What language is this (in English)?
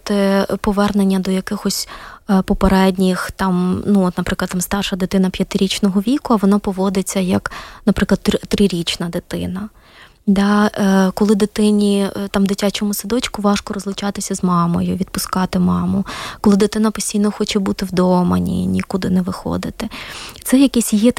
Ukrainian